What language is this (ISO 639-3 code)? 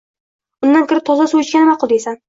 uzb